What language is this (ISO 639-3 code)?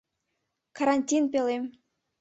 chm